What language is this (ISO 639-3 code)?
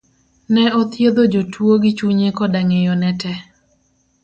luo